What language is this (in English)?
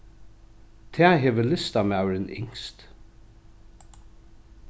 Faroese